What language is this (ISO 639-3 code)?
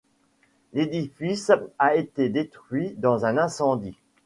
fra